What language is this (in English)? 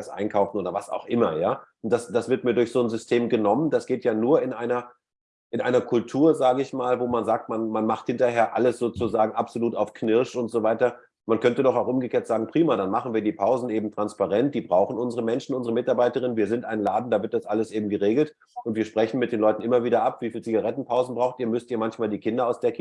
German